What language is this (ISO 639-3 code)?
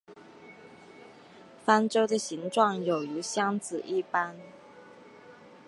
zho